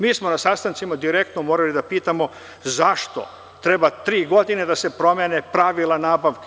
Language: Serbian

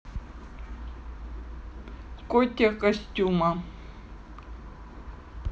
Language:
Russian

